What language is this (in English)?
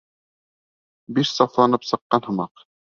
Bashkir